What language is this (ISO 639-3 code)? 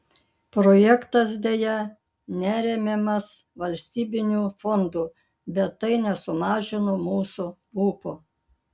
lit